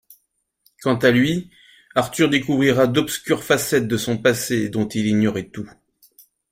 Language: French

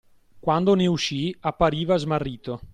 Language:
Italian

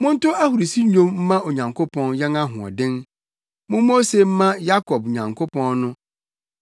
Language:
Akan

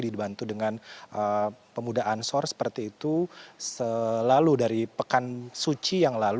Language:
Indonesian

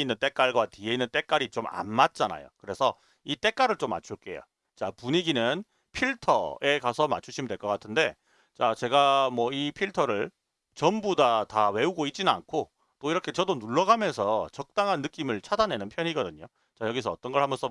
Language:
Korean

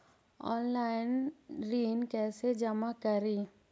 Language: Magahi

